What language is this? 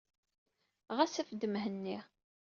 Kabyle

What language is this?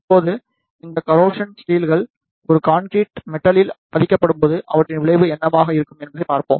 Tamil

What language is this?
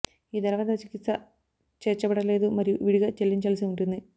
Telugu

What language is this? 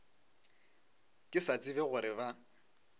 Northern Sotho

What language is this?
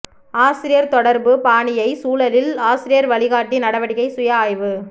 Tamil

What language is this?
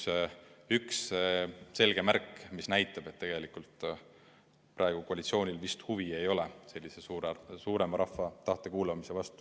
Estonian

